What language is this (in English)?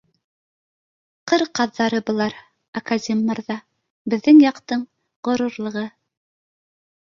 Bashkir